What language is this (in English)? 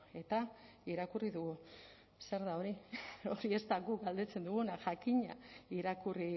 Basque